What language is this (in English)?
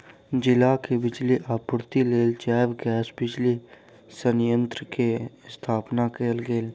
Maithili